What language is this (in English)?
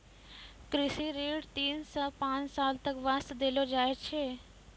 Maithili